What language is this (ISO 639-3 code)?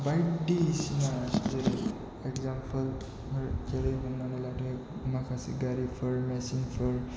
brx